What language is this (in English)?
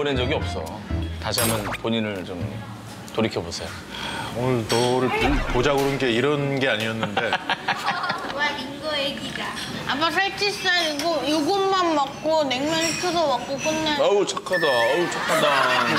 Korean